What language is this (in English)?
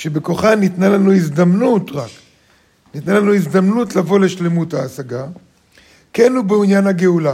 Hebrew